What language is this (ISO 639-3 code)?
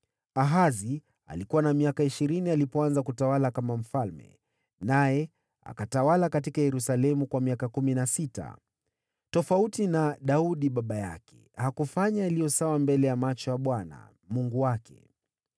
swa